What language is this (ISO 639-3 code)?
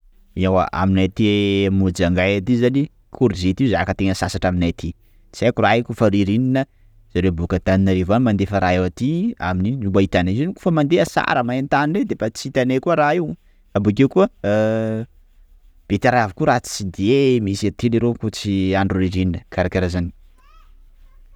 skg